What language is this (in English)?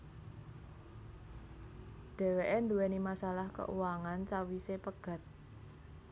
Javanese